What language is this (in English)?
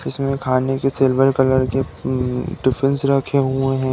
Hindi